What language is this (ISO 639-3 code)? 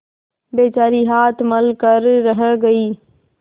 hin